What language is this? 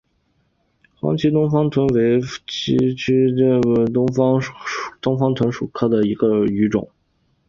Chinese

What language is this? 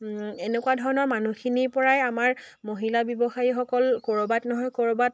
Assamese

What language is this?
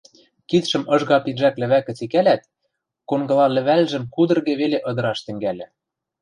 Western Mari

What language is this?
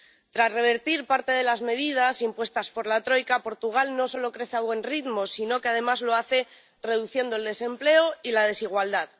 Spanish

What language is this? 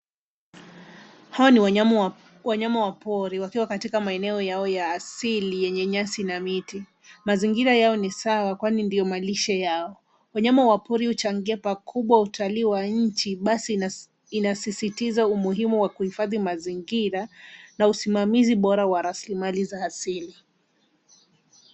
Swahili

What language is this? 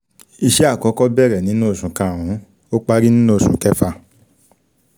Yoruba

